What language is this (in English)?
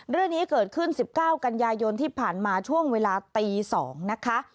Thai